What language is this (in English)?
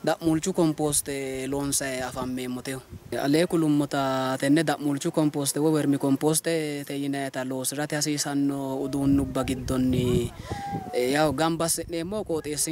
Arabic